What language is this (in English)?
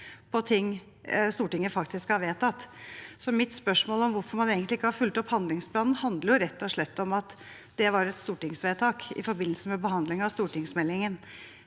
Norwegian